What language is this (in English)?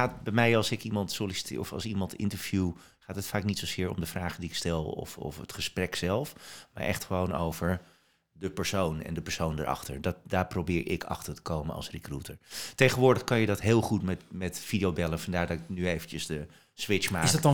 Dutch